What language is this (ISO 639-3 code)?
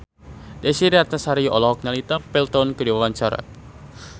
sun